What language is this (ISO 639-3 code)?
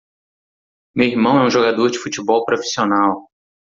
por